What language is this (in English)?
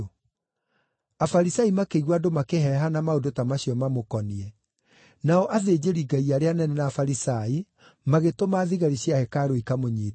Kikuyu